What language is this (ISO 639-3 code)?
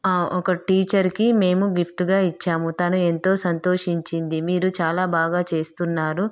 tel